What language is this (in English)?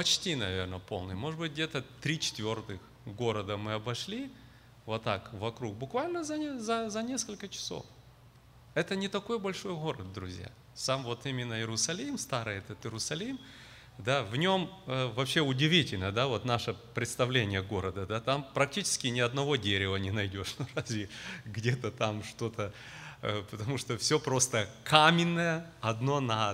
Russian